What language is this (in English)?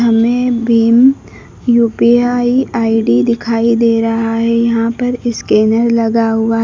Hindi